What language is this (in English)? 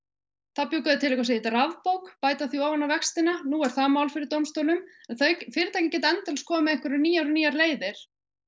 Icelandic